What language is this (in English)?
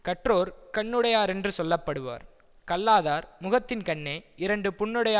Tamil